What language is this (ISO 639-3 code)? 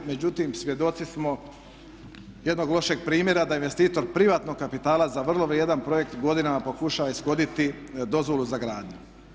hrv